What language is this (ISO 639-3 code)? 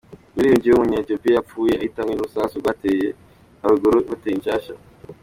kin